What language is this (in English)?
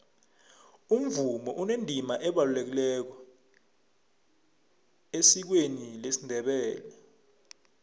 South Ndebele